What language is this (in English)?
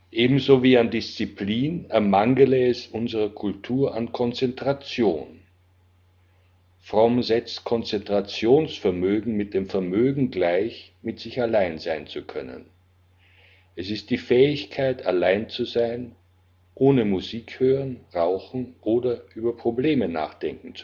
German